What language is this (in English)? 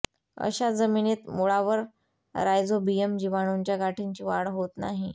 Marathi